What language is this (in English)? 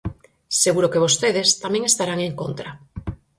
Galician